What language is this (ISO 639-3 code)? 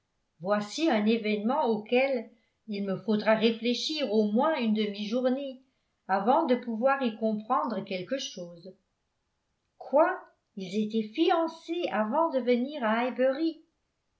fra